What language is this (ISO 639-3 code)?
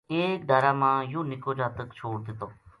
gju